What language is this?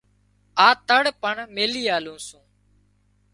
Wadiyara Koli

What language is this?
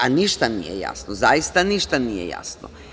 Serbian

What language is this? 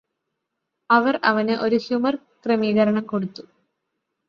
Malayalam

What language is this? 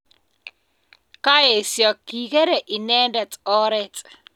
Kalenjin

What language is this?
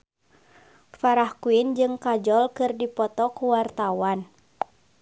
Sundanese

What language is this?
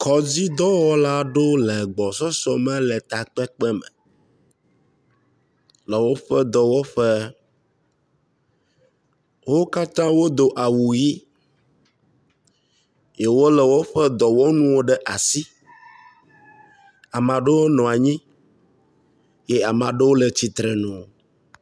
Ewe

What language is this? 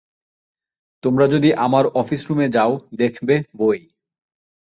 Bangla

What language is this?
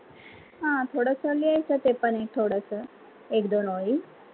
Marathi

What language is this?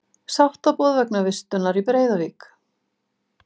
Icelandic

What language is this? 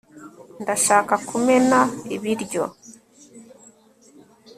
Kinyarwanda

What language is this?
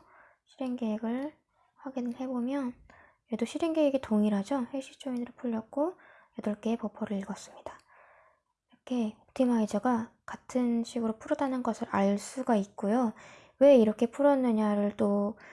Korean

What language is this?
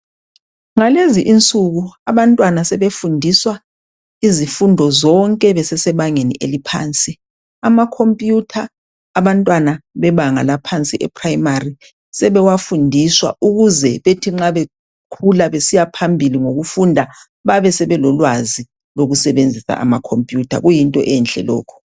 North Ndebele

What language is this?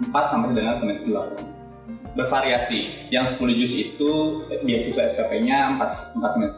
Indonesian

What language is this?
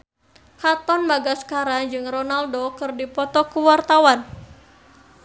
Sundanese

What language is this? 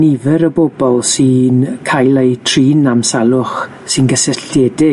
Welsh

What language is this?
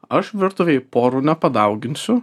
Lithuanian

